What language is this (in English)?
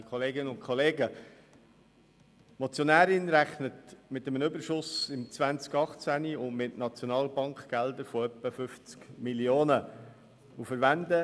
Swiss German